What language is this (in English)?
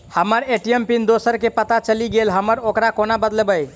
Maithili